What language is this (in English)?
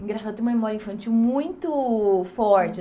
Portuguese